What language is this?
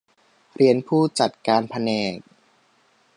Thai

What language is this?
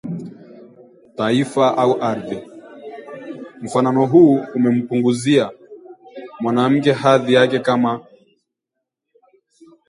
Swahili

